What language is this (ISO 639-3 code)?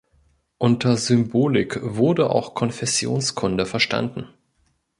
deu